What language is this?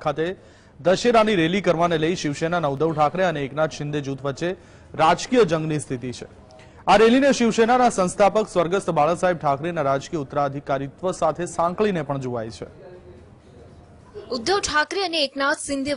Hindi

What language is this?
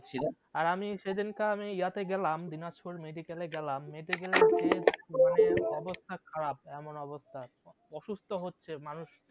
Bangla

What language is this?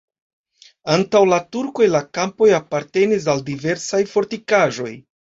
Esperanto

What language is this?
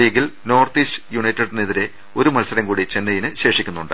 Malayalam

